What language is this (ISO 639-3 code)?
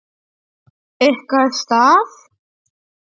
isl